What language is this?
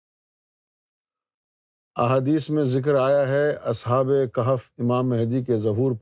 Urdu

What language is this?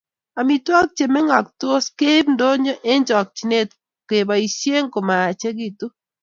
Kalenjin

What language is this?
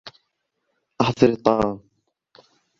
Arabic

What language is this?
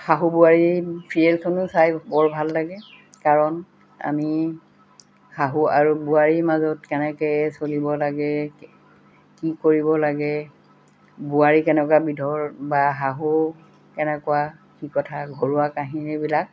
Assamese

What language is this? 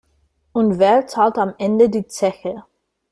German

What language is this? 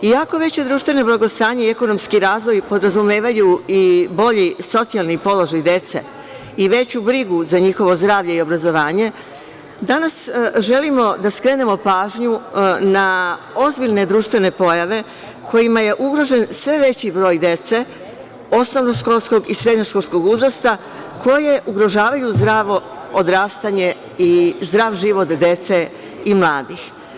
Serbian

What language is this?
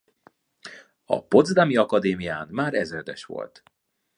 Hungarian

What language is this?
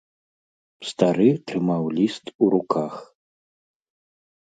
Belarusian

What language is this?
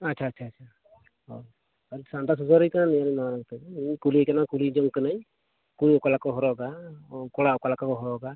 Santali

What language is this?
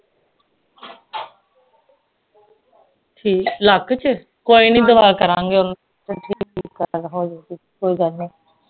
Punjabi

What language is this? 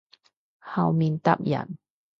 Cantonese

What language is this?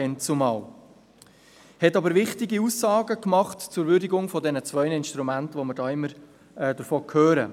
Swiss German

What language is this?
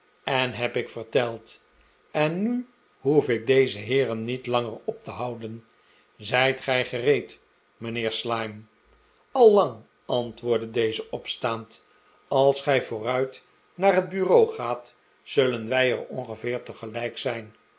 Dutch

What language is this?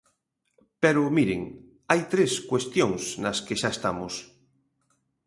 Galician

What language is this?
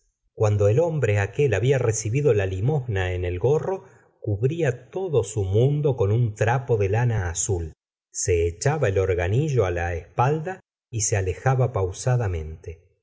Spanish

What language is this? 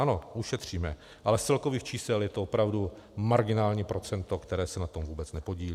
Czech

